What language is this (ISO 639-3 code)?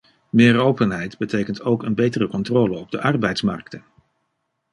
nld